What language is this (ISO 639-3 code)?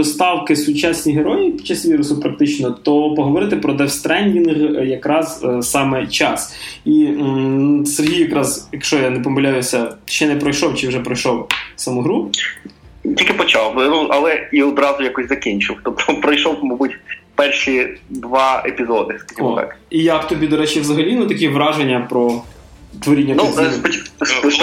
ukr